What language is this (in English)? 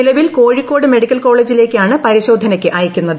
Malayalam